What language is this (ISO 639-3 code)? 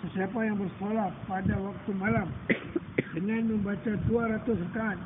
msa